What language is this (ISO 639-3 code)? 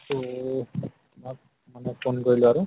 asm